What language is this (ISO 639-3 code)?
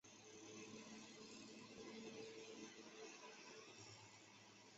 zho